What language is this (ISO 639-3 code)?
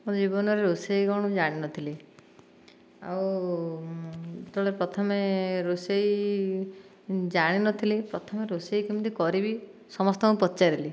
ori